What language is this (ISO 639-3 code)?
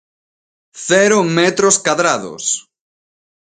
glg